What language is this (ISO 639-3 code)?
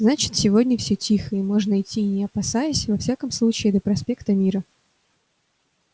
rus